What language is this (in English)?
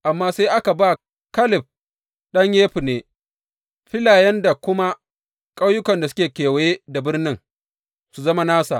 Hausa